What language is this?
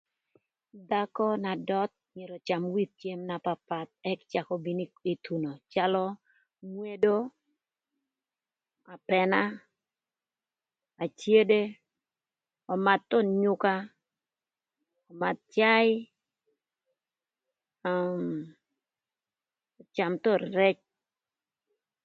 Thur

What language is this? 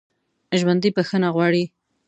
Pashto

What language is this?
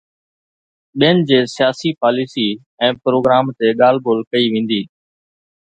Sindhi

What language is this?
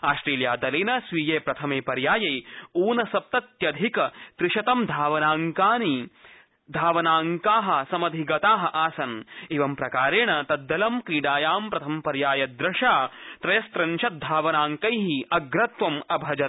Sanskrit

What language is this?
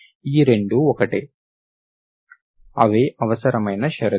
Telugu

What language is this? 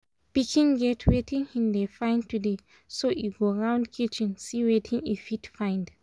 Nigerian Pidgin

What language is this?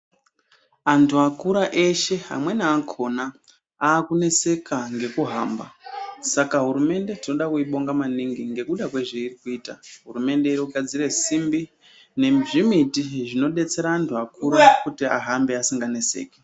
Ndau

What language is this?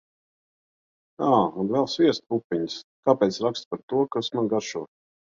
Latvian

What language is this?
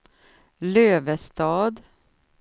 Swedish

